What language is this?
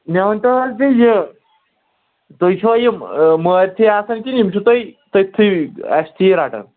Kashmiri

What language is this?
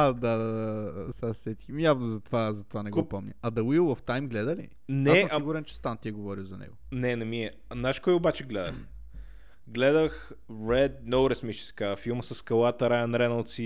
Bulgarian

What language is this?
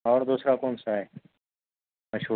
Urdu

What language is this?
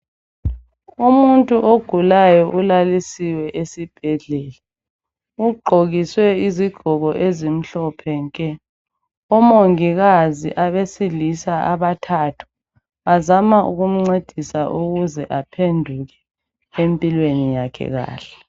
North Ndebele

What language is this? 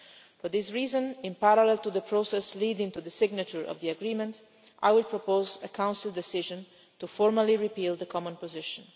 English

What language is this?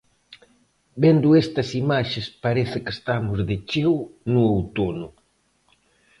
Galician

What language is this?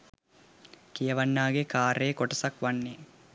Sinhala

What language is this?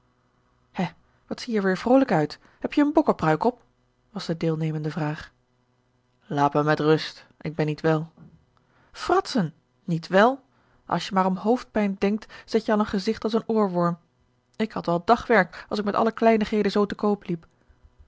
Dutch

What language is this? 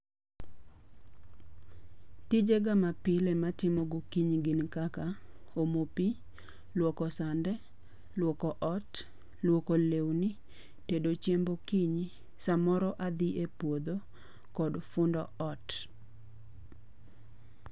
Luo (Kenya and Tanzania)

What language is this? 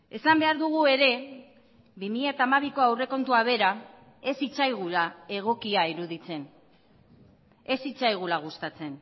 Basque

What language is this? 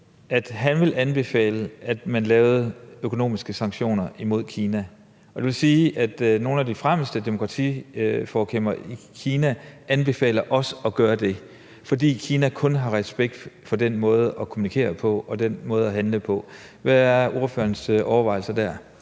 Danish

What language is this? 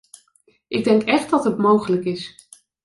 Dutch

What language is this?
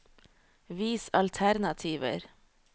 Norwegian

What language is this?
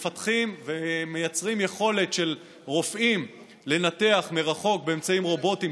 Hebrew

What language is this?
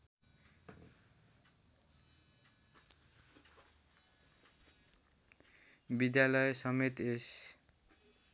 Nepali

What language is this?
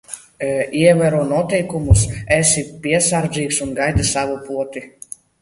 Latvian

